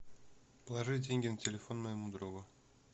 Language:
Russian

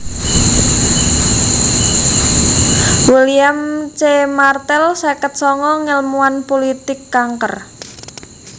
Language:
Javanese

